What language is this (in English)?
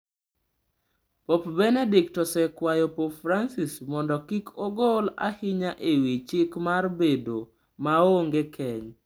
Luo (Kenya and Tanzania)